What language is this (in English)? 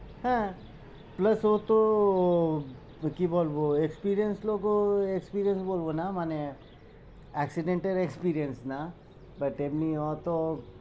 Bangla